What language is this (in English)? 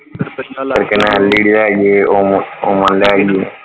Punjabi